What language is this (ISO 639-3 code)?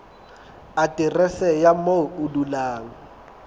sot